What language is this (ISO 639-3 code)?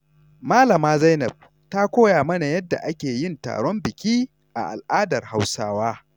hau